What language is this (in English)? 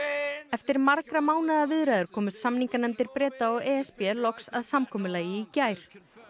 Icelandic